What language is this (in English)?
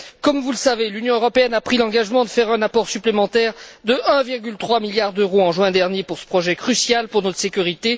French